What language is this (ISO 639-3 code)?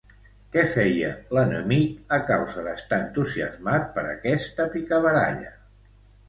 cat